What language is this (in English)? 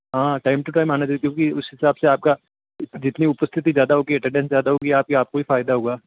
Hindi